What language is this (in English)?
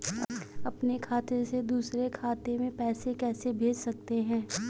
Hindi